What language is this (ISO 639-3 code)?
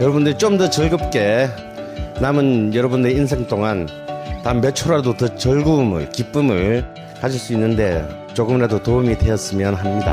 kor